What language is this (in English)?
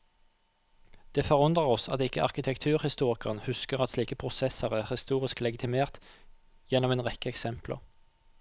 Norwegian